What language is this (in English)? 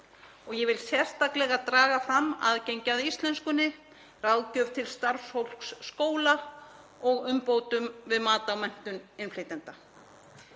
Icelandic